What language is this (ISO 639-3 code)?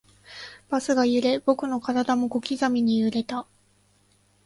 jpn